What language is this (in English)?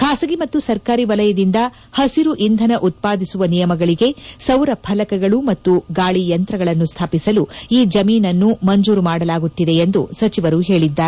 Kannada